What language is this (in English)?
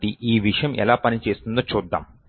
Telugu